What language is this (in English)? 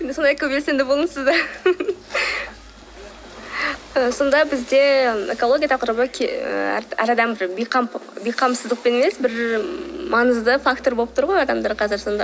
Kazakh